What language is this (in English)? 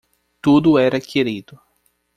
Portuguese